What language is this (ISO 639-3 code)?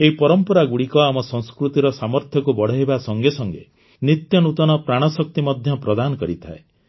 ori